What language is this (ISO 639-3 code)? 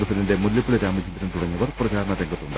mal